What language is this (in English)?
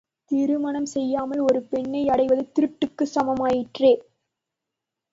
Tamil